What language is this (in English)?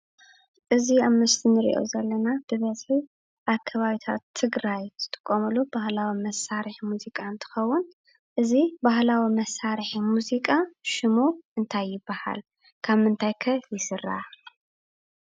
Tigrinya